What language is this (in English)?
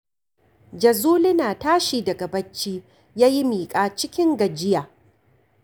Hausa